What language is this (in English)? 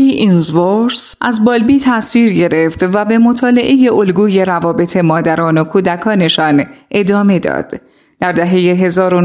Persian